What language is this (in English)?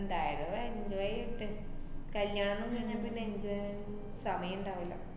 Malayalam